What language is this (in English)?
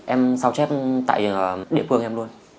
Vietnamese